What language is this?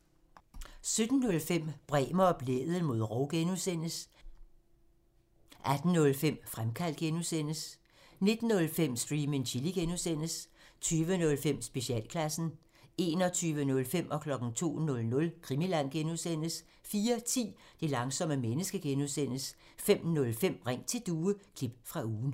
Danish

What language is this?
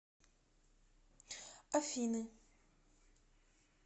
Russian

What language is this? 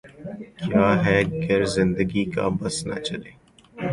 Urdu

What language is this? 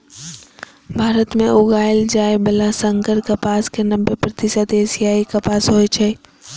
Maithili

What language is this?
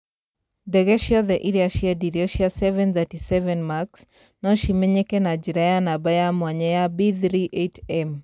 Kikuyu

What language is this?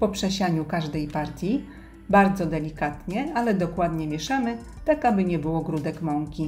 Polish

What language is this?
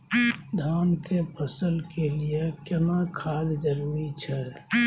Maithili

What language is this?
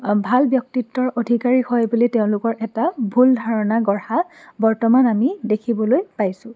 Assamese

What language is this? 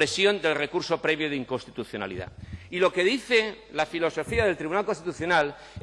Spanish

